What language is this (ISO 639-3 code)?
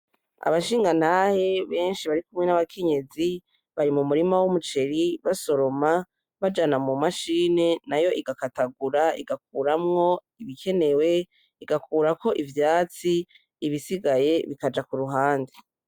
run